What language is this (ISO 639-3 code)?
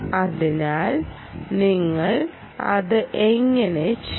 mal